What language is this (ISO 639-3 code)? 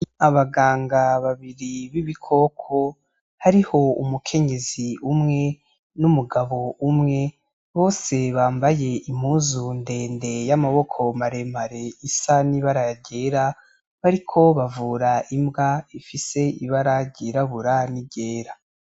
run